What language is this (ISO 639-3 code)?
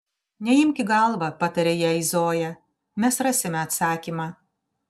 lit